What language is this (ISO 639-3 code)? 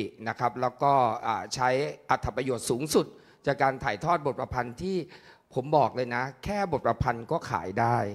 tha